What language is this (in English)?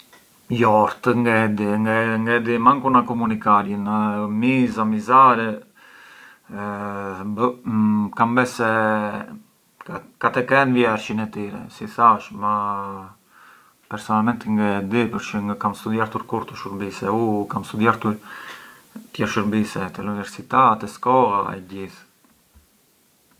Arbëreshë Albanian